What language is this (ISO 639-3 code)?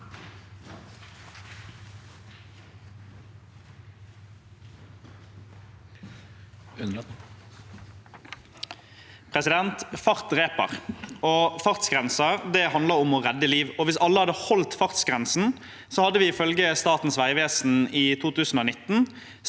nor